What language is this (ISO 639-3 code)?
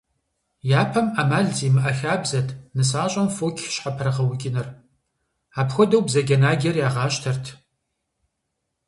kbd